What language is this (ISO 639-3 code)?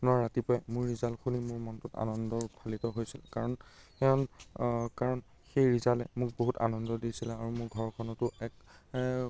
asm